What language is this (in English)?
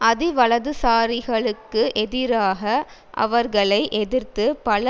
Tamil